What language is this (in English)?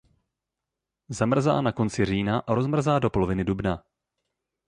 Czech